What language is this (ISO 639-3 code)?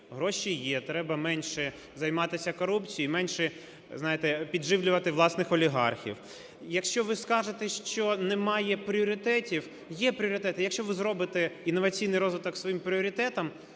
ukr